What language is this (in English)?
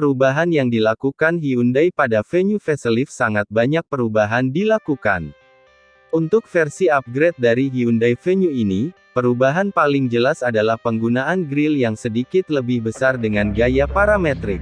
Indonesian